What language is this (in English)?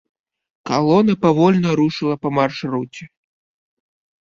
Belarusian